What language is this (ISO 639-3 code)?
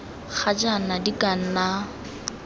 tsn